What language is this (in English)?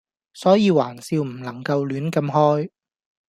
Cantonese